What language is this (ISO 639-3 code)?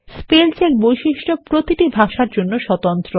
ben